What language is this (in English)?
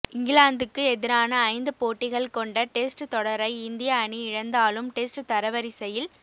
Tamil